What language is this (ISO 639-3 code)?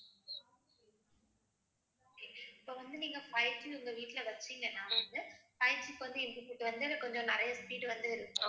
tam